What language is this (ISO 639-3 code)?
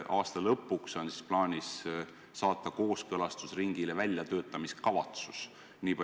est